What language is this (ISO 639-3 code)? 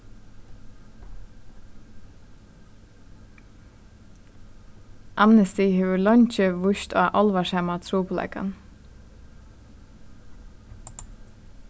fao